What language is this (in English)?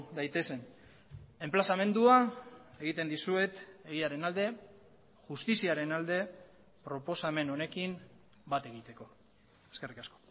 Basque